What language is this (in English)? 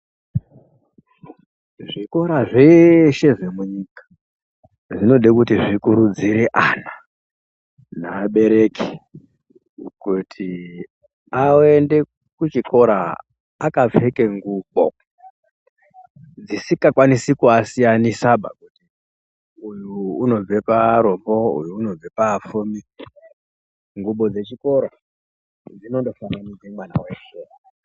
Ndau